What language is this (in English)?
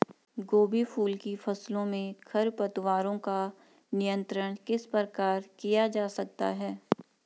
Hindi